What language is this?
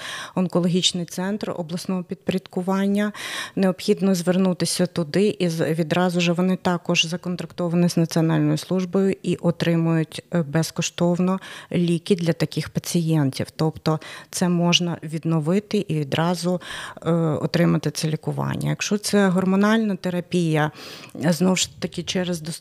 Ukrainian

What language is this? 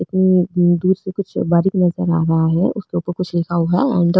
Marwari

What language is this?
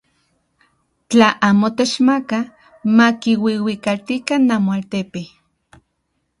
Central Puebla Nahuatl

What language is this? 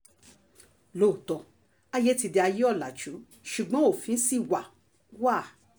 Yoruba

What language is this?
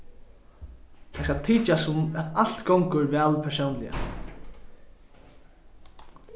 Faroese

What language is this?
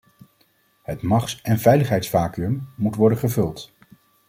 Dutch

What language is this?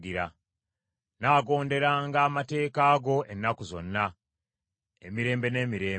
Ganda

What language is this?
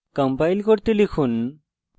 Bangla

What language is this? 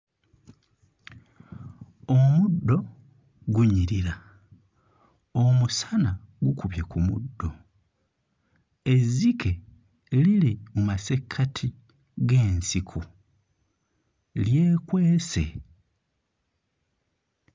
Ganda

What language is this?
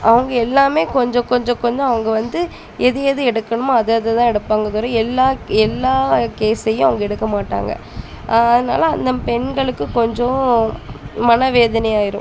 Tamil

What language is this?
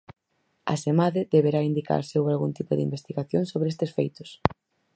Galician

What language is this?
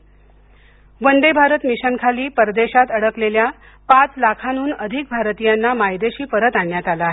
Marathi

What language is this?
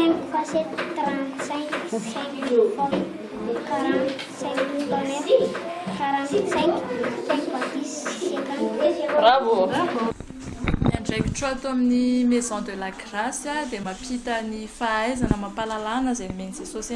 French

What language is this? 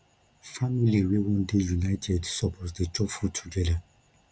Nigerian Pidgin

